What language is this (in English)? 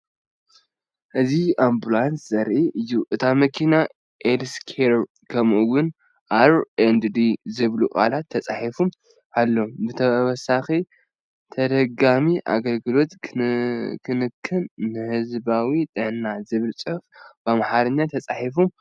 Tigrinya